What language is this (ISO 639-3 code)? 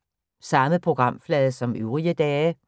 dan